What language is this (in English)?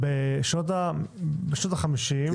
Hebrew